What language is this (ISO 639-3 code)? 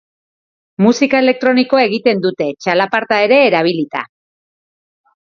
eus